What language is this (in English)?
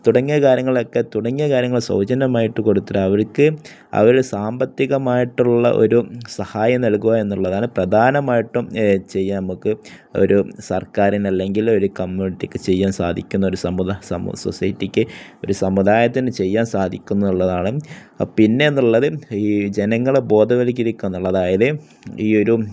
Malayalam